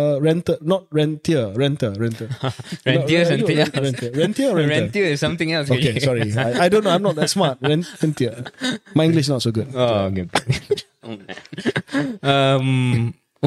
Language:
Malay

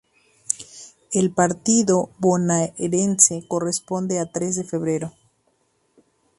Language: Spanish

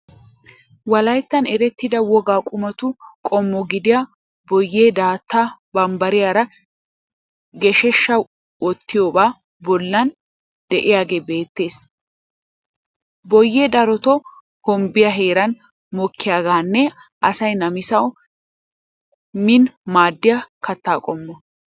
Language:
Wolaytta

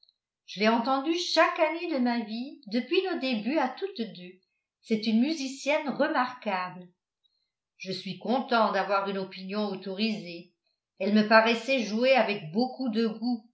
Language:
French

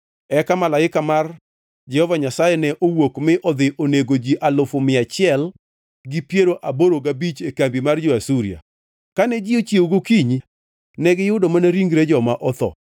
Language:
Luo (Kenya and Tanzania)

